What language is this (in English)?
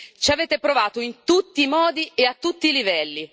Italian